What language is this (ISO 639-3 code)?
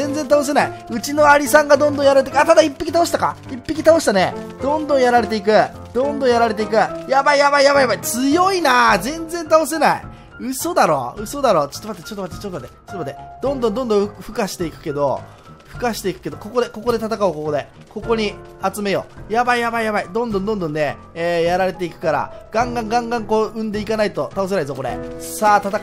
jpn